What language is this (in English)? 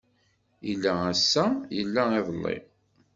Kabyle